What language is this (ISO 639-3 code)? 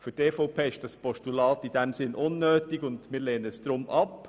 gsw